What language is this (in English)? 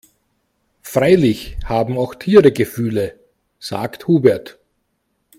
German